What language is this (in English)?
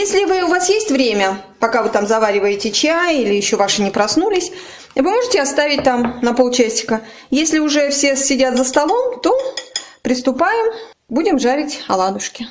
Russian